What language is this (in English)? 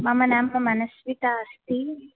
Sanskrit